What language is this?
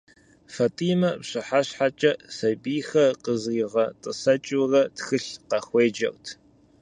Kabardian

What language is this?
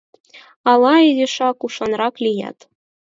Mari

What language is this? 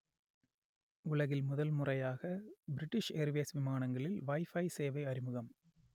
Tamil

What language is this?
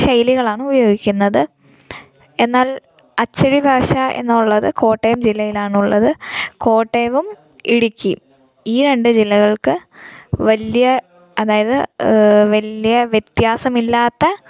Malayalam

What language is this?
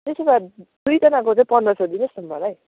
Nepali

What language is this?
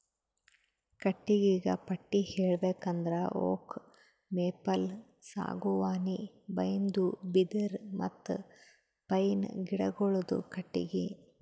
Kannada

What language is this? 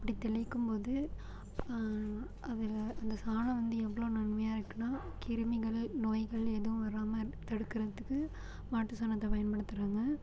Tamil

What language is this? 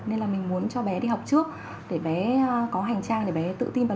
Vietnamese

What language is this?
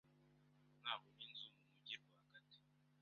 Kinyarwanda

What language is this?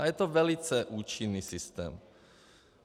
Czech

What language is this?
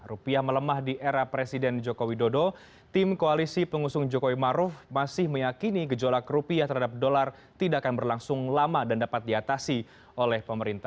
Indonesian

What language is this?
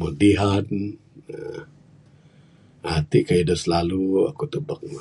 Bukar-Sadung Bidayuh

